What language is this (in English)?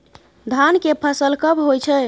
Maithili